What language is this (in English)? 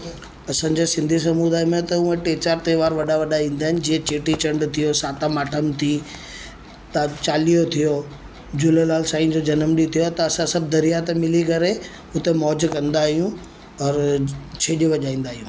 Sindhi